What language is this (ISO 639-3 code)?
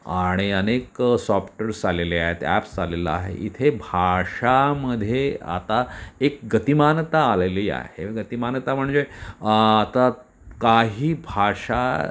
mar